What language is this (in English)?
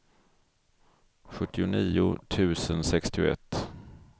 Swedish